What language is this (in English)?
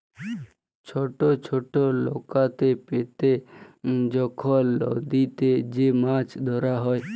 Bangla